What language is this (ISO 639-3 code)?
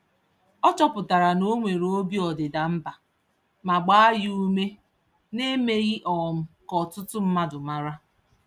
ibo